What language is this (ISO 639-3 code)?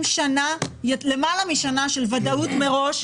heb